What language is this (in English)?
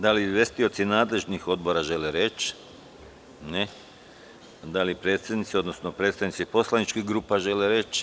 Serbian